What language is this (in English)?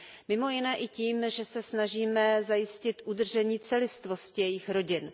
Czech